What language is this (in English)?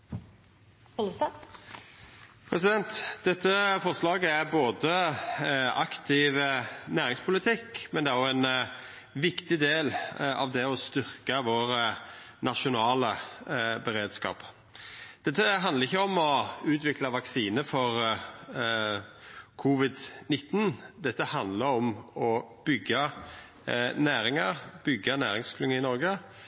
Norwegian Nynorsk